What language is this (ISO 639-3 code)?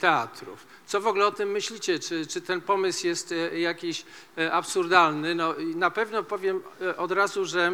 pol